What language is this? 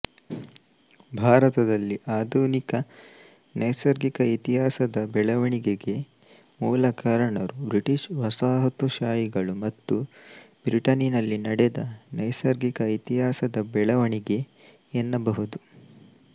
Kannada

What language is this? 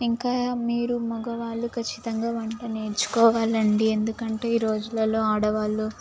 Telugu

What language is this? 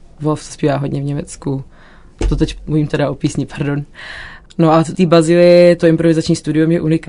Czech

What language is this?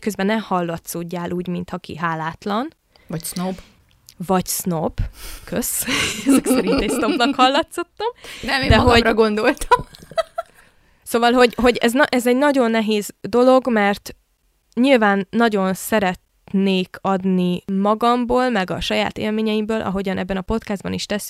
Hungarian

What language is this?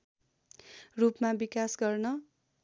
Nepali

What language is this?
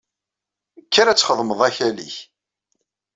Kabyle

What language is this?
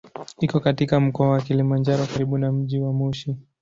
Swahili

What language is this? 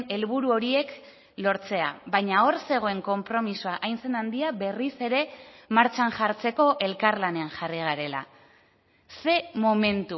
Basque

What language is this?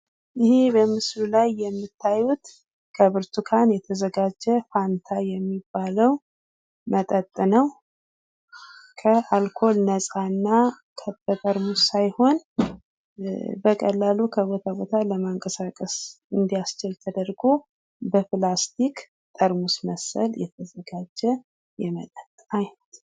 Amharic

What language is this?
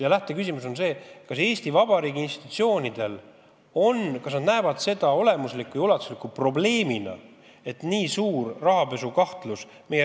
Estonian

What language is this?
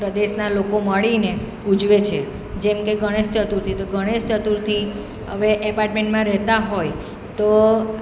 Gujarati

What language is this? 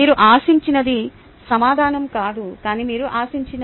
Telugu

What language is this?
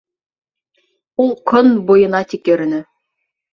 Bashkir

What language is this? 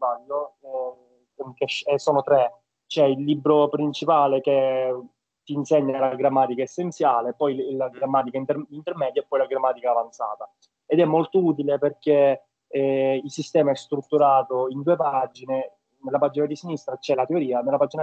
Italian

